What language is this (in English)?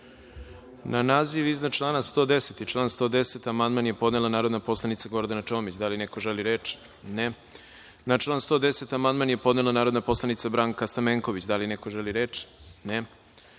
Serbian